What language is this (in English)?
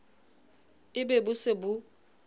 Southern Sotho